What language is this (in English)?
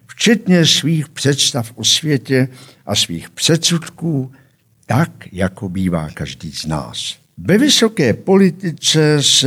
Czech